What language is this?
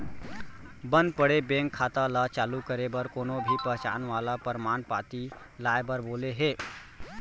Chhattisgarhi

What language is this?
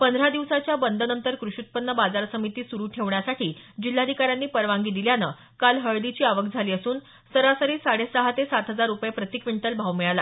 Marathi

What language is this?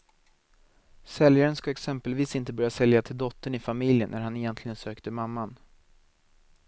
Swedish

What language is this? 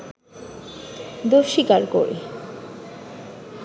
Bangla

